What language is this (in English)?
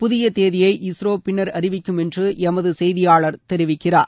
Tamil